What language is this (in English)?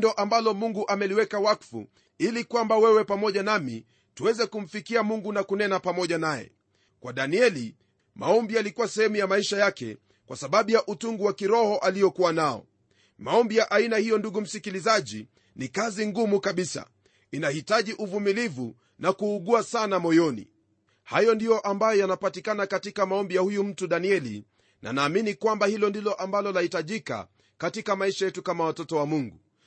Swahili